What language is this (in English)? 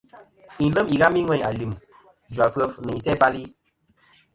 Kom